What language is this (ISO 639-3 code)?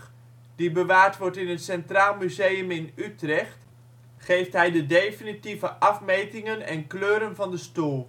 nld